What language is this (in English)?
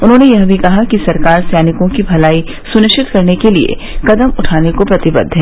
Hindi